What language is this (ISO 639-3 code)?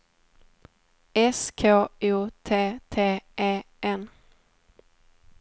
swe